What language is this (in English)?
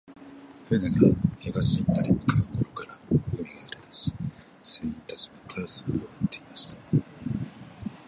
Japanese